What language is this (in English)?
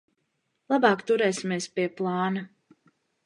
Latvian